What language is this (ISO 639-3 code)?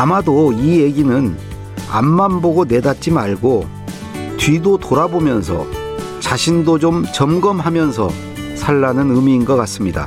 kor